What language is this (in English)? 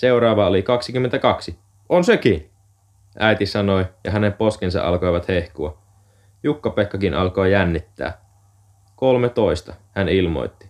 Finnish